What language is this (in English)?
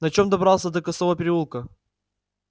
Russian